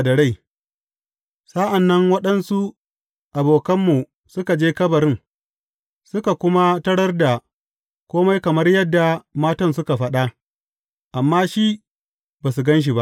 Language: Hausa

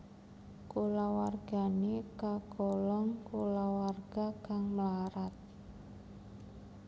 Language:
Javanese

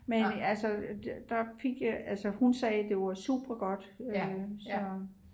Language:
Danish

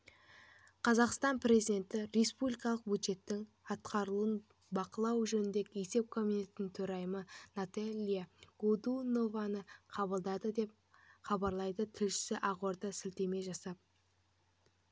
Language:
Kazakh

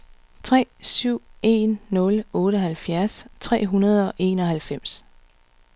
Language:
Danish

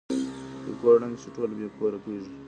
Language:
Pashto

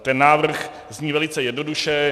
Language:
Czech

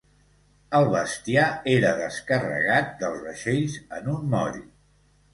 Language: Catalan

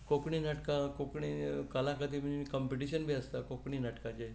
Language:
Konkani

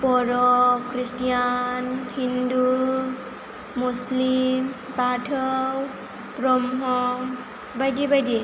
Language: Bodo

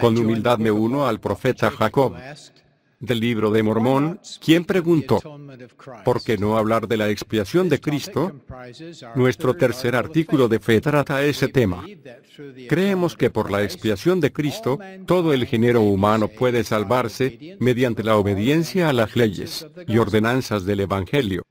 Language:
Spanish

